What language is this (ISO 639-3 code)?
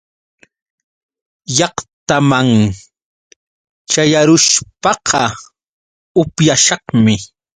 qux